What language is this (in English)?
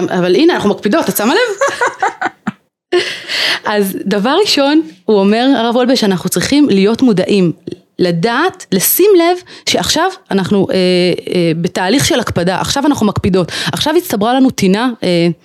Hebrew